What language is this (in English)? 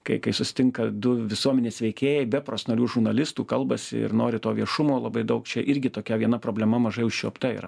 Lithuanian